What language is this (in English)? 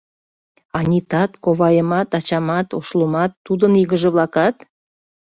Mari